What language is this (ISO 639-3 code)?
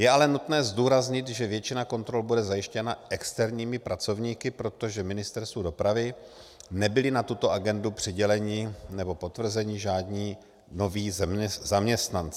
ces